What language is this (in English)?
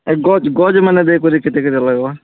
Odia